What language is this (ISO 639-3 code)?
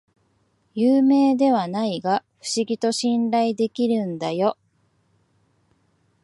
jpn